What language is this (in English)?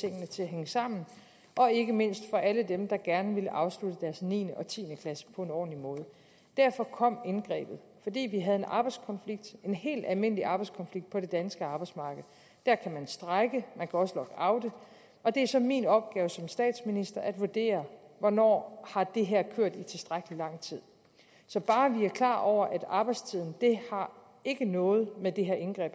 Danish